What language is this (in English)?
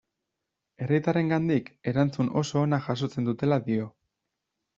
Basque